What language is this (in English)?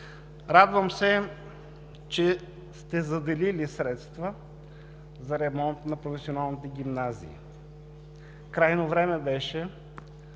Bulgarian